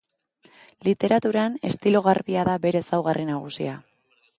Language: Basque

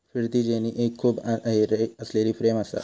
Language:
Marathi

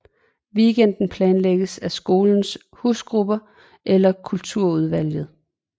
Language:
Danish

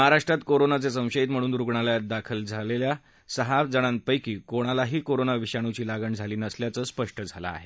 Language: Marathi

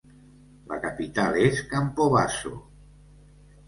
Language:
Catalan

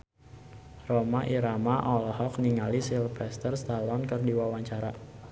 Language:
Sundanese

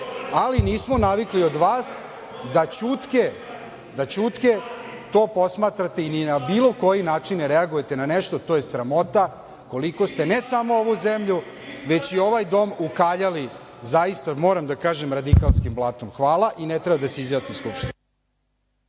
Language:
Serbian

